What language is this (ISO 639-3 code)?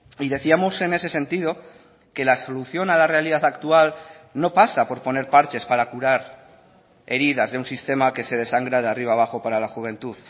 spa